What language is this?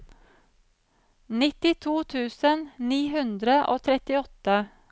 Norwegian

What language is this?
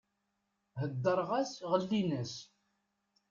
Kabyle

